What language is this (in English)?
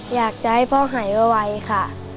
Thai